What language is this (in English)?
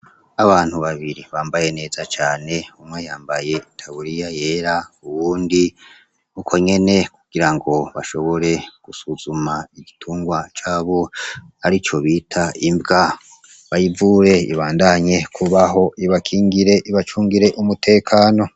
Rundi